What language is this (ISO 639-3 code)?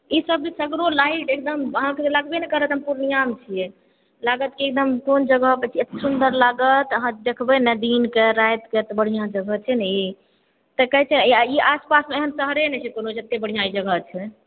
mai